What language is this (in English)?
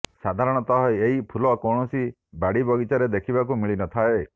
Odia